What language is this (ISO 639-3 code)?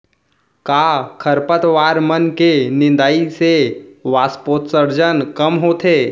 hne